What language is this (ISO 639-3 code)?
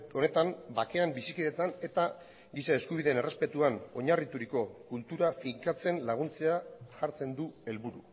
eus